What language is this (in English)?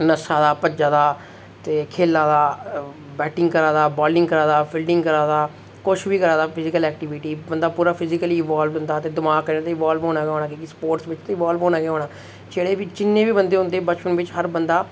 Dogri